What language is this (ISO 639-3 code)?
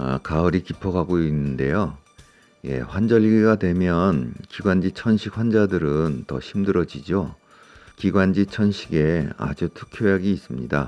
kor